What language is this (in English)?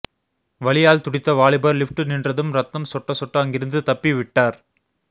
Tamil